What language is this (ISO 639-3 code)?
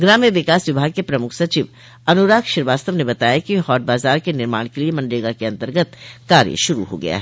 hin